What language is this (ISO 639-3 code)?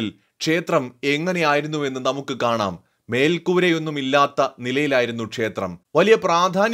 mal